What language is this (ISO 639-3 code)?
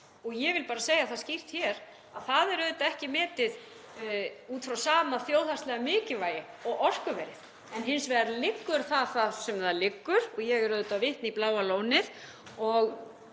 isl